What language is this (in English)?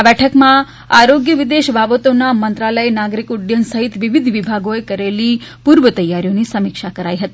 Gujarati